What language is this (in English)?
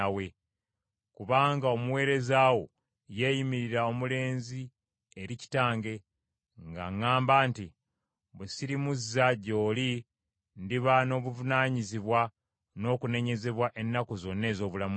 Ganda